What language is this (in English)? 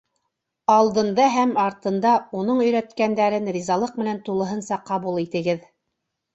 Bashkir